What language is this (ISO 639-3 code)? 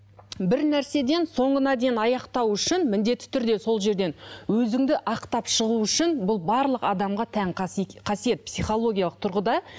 kaz